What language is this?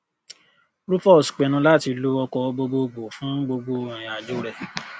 Yoruba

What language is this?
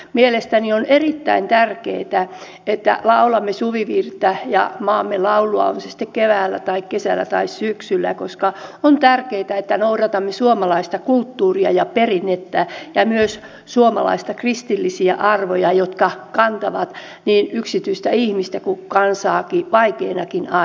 Finnish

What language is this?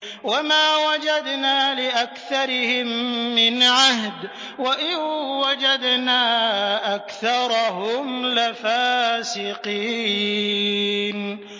Arabic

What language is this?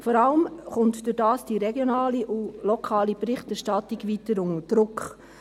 Swiss German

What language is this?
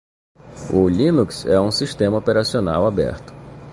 Portuguese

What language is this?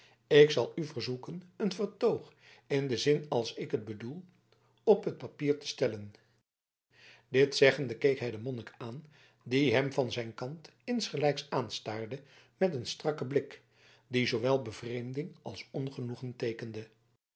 Dutch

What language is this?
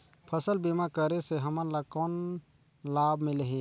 Chhattisgarhi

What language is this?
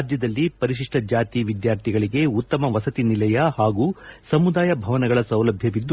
Kannada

